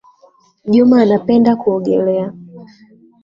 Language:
Swahili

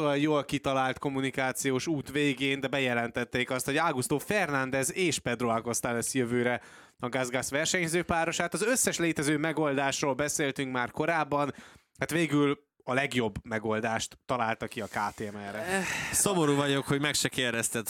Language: Hungarian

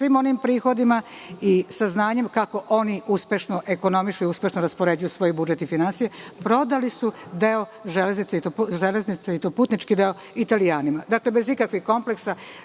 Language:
Serbian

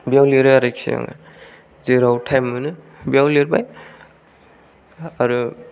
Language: Bodo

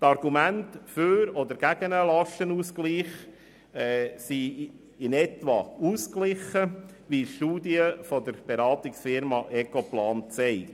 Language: Swiss German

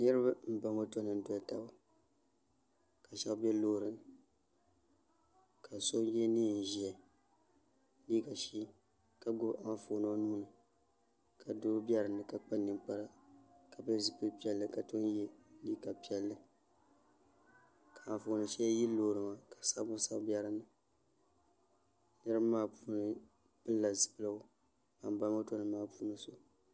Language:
Dagbani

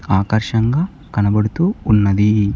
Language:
Telugu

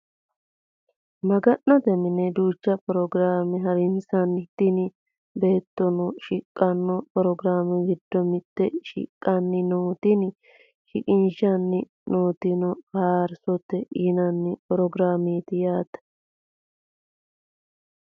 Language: Sidamo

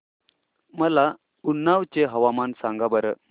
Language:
Marathi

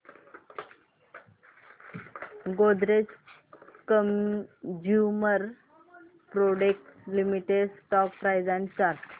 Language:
Marathi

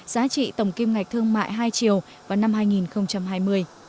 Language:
Vietnamese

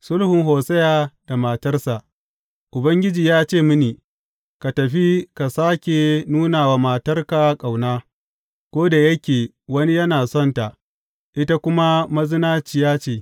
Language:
Hausa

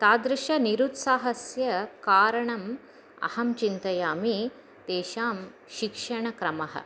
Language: Sanskrit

